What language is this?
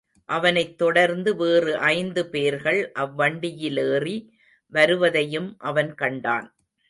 Tamil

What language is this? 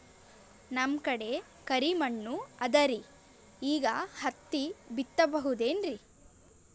Kannada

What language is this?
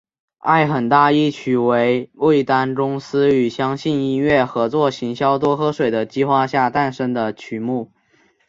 Chinese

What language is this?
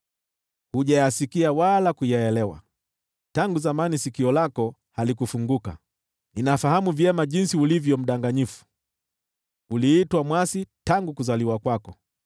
Swahili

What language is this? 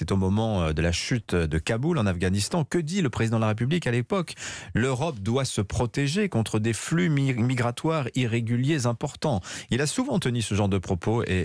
French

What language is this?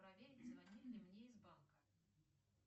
Russian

